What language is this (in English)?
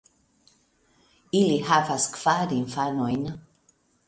Esperanto